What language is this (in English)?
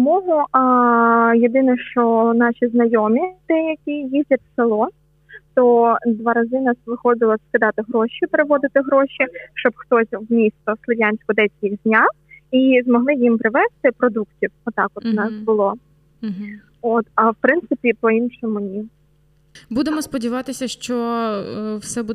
Ukrainian